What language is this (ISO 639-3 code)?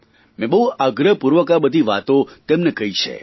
guj